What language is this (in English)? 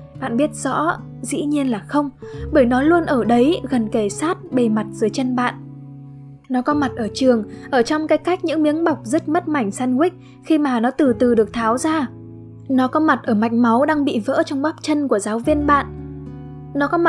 Vietnamese